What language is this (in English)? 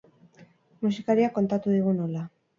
Basque